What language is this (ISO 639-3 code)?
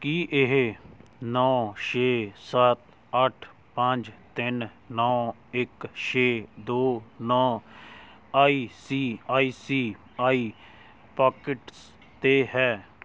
pan